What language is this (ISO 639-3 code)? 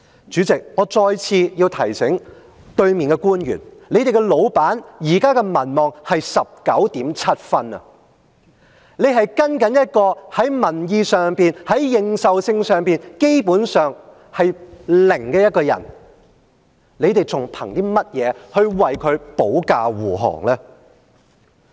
yue